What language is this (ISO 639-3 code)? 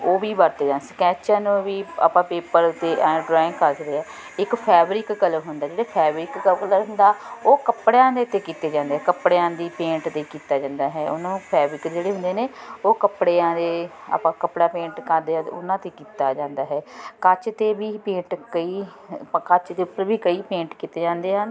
pan